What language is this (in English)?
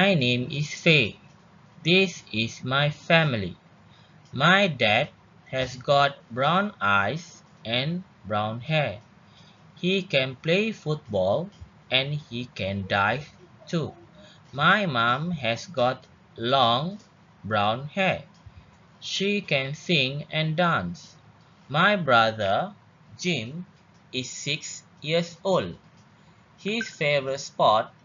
Malay